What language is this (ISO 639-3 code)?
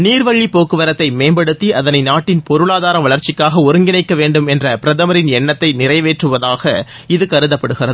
tam